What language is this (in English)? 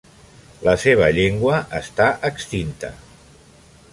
Catalan